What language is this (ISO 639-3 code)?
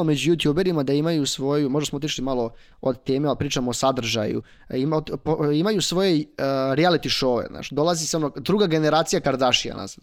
hrv